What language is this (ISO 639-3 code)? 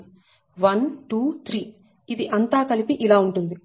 tel